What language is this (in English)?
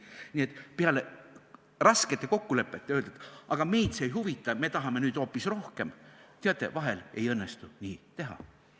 Estonian